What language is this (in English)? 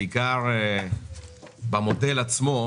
Hebrew